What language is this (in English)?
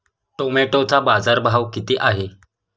Marathi